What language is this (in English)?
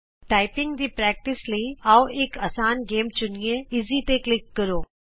Punjabi